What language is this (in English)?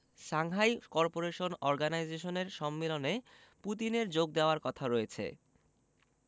Bangla